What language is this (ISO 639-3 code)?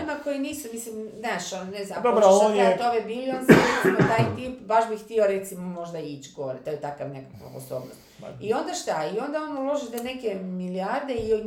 hrv